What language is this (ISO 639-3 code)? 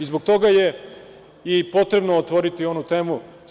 srp